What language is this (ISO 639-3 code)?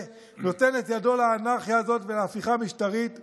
heb